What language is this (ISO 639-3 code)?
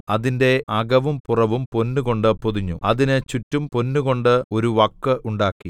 mal